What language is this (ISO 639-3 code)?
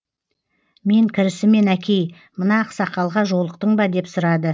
kaz